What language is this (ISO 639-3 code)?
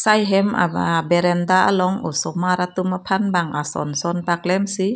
mjw